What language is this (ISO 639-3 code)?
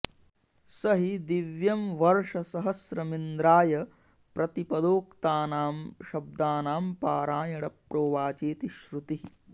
san